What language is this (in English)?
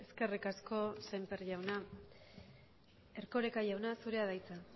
Basque